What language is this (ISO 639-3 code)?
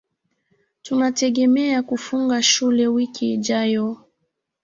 swa